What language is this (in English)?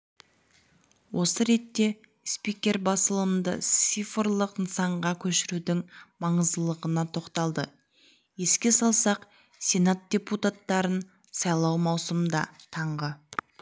Kazakh